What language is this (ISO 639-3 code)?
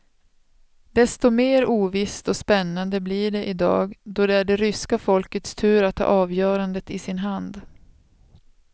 swe